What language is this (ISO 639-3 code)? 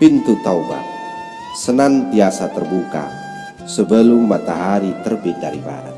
ind